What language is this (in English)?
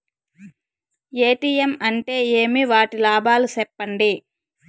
Telugu